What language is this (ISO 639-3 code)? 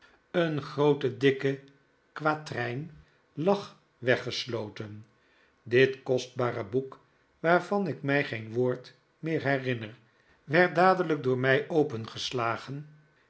nld